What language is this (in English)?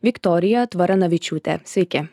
Lithuanian